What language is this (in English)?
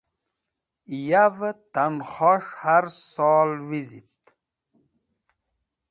Wakhi